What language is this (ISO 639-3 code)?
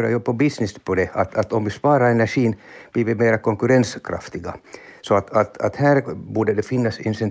swe